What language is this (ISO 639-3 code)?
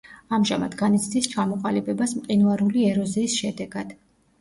kat